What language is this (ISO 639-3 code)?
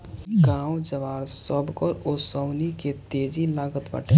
bho